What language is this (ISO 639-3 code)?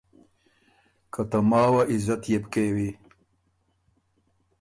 oru